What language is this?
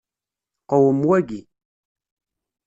Kabyle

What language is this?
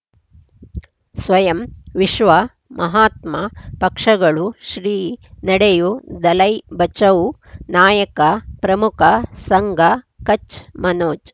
Kannada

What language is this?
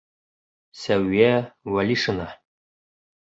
Bashkir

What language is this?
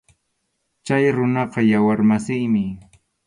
Arequipa-La Unión Quechua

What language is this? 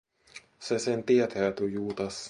Finnish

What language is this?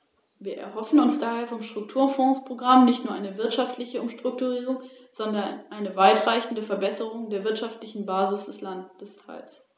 German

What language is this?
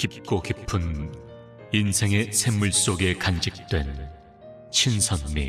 Korean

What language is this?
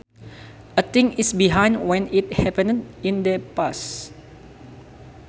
Sundanese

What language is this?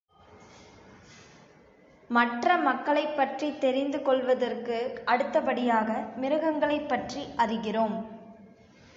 Tamil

